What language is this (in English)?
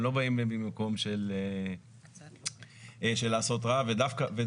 Hebrew